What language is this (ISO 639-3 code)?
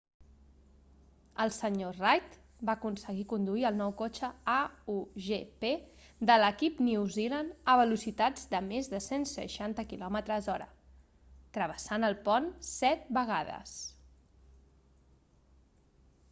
cat